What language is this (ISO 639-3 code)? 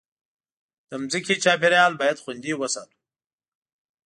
pus